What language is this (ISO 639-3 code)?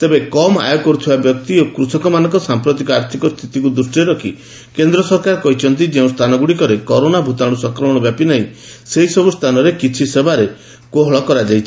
ori